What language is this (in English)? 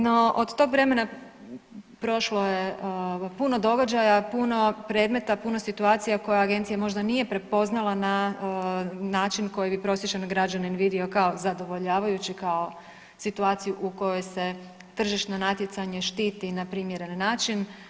Croatian